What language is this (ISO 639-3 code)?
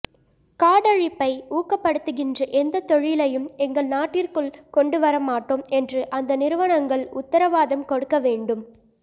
tam